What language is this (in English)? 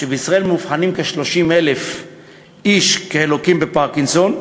Hebrew